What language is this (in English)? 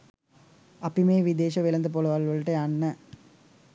Sinhala